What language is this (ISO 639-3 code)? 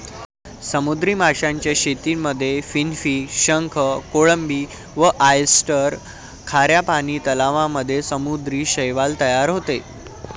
mar